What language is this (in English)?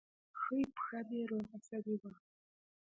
Pashto